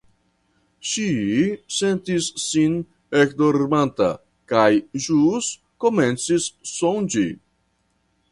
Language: Esperanto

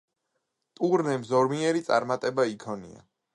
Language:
Georgian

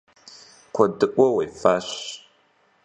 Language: Kabardian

